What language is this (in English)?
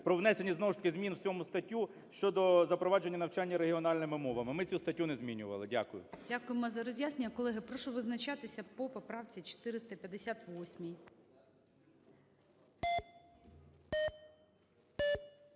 Ukrainian